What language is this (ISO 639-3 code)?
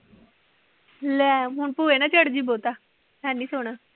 pan